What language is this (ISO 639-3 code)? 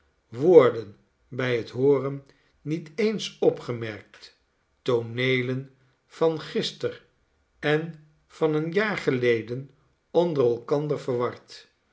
nld